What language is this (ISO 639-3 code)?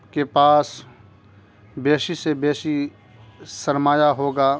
urd